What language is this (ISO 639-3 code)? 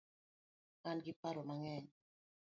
luo